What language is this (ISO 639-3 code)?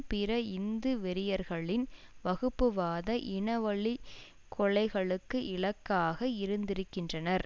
tam